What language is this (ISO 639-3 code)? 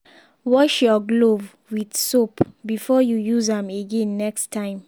pcm